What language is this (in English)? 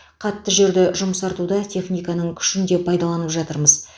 Kazakh